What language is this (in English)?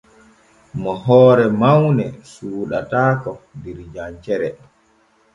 Borgu Fulfulde